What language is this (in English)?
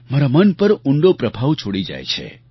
Gujarati